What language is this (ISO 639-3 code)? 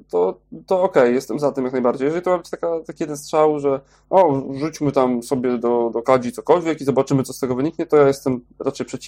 pol